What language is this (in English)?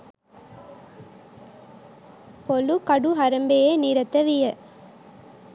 Sinhala